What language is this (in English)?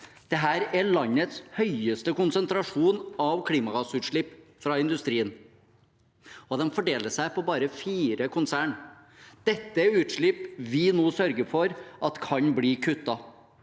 Norwegian